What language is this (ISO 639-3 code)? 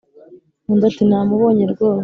kin